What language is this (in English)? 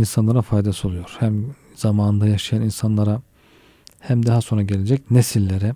Turkish